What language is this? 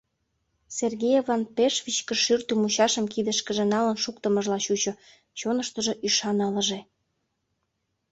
Mari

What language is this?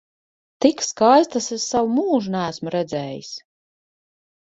Latvian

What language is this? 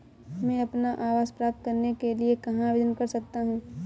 Hindi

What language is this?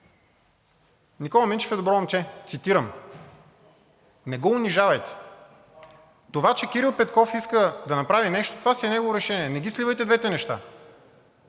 Bulgarian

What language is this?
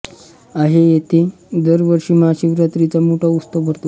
Marathi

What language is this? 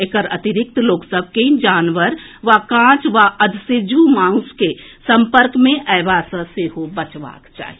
Maithili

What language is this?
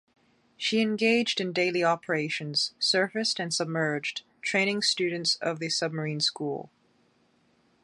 English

